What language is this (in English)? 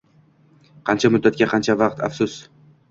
Uzbek